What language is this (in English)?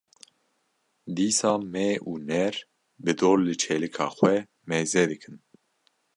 Kurdish